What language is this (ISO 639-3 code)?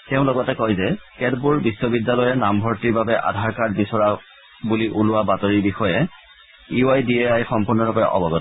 asm